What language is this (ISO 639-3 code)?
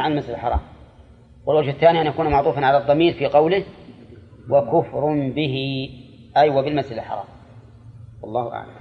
ara